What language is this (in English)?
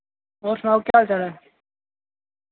Dogri